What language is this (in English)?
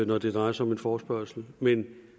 Danish